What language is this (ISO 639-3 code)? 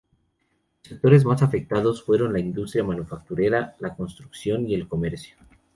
spa